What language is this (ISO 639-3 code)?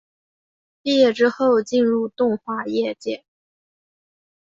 zho